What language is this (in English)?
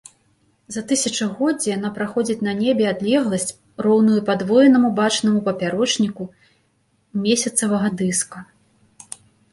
Belarusian